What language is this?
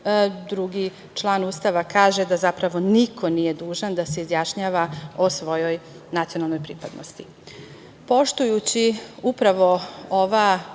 Serbian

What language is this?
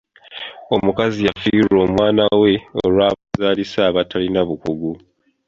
Ganda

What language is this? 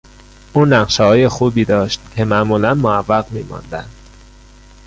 Persian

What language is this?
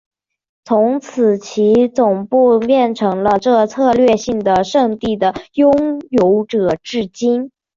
Chinese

